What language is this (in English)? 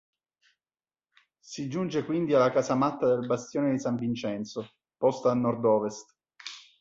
Italian